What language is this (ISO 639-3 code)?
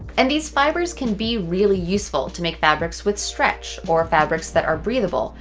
eng